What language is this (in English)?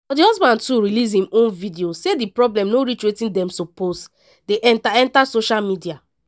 Nigerian Pidgin